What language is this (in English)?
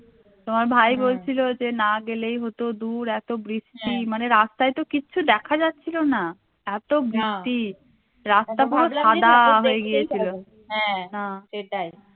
Bangla